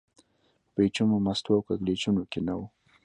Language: Pashto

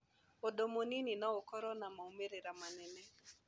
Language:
Kikuyu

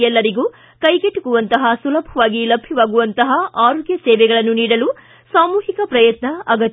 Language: Kannada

